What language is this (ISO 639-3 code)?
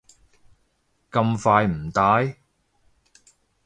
yue